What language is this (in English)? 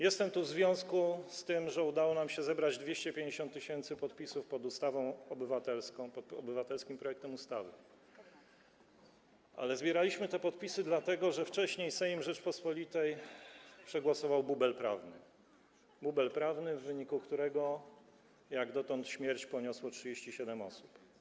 Polish